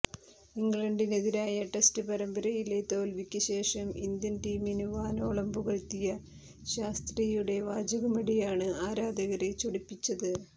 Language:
Malayalam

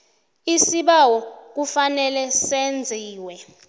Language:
South Ndebele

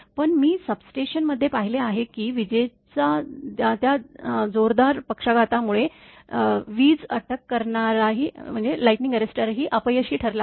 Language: Marathi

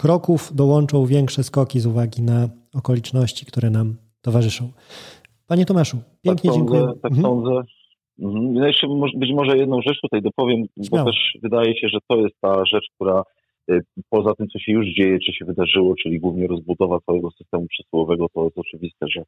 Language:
Polish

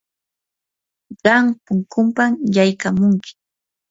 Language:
Yanahuanca Pasco Quechua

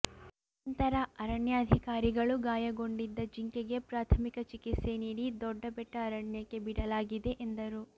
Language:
Kannada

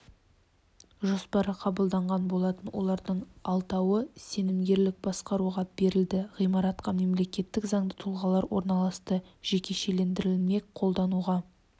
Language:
Kazakh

